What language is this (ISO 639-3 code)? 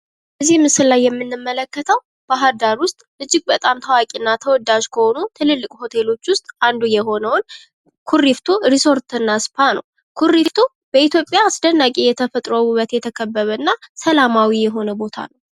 amh